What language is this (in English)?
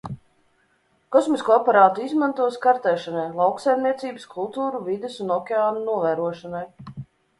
Latvian